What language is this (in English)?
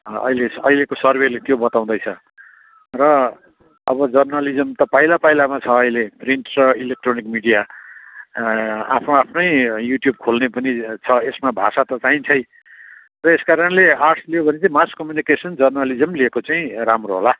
Nepali